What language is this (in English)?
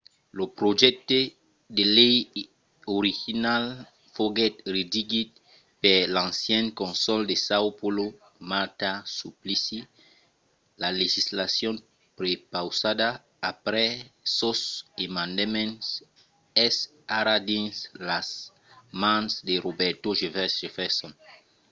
Occitan